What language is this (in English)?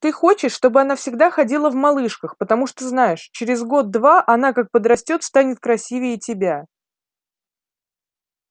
Russian